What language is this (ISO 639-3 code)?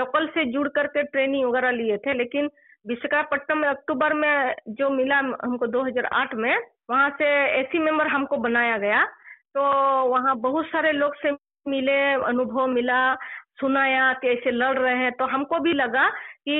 tel